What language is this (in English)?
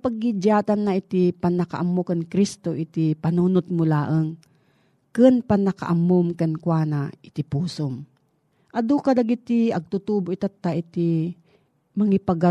Filipino